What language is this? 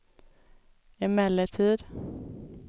Swedish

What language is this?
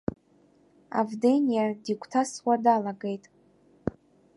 Abkhazian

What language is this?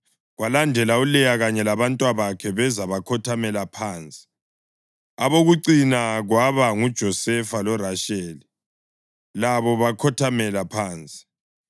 North Ndebele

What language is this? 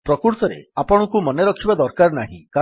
Odia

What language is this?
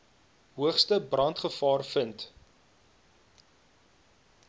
Afrikaans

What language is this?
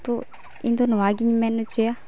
Santali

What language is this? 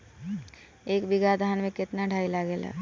Bhojpuri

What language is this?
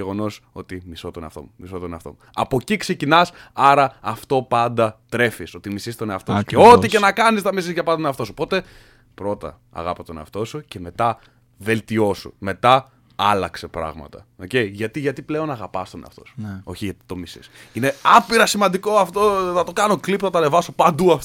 Greek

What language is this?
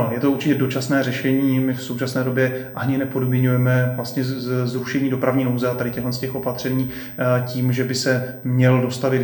Czech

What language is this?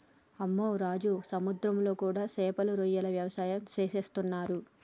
Telugu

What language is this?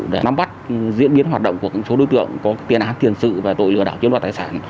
Vietnamese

